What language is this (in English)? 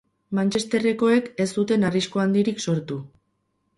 Basque